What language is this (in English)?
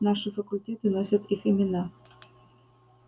Russian